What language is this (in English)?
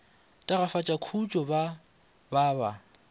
Northern Sotho